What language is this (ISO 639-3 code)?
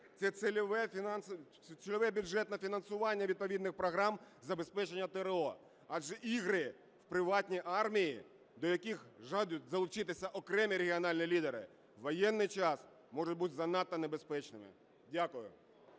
ukr